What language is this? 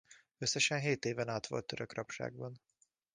Hungarian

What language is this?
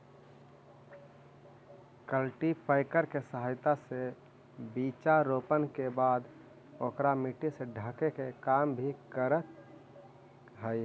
Magahi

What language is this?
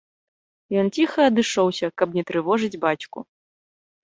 Belarusian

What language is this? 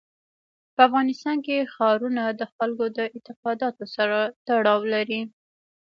Pashto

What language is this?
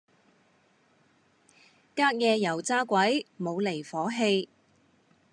Cantonese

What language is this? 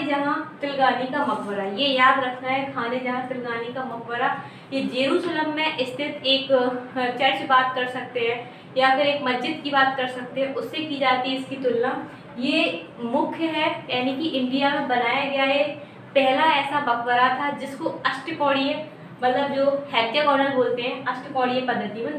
Hindi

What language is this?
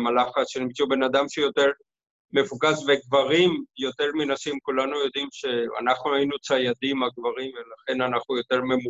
Hebrew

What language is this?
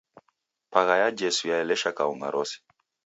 Taita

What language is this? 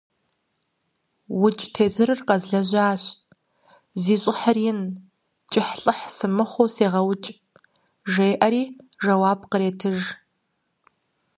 Kabardian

